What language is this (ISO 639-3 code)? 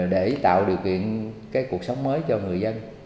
vie